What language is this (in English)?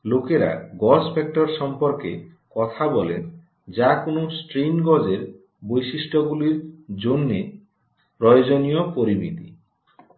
Bangla